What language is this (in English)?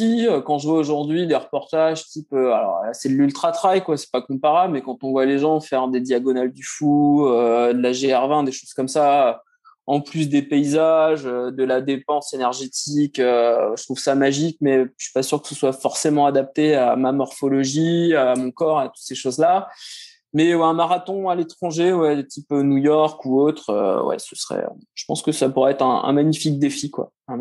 French